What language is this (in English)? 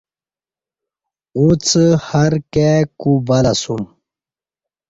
Kati